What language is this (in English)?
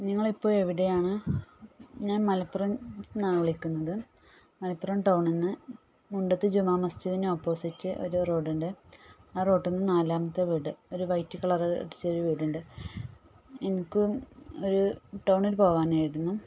Malayalam